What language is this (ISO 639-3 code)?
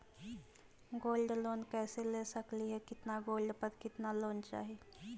mag